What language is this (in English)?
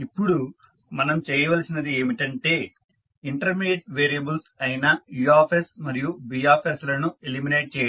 Telugu